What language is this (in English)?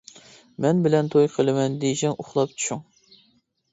Uyghur